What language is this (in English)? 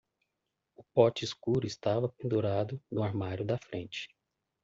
Portuguese